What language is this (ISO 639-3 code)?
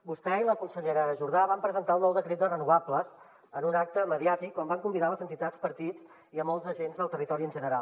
cat